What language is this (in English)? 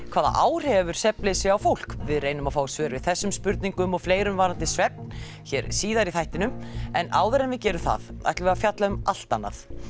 Icelandic